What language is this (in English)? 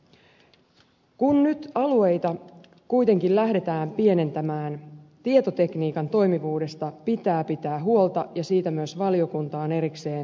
Finnish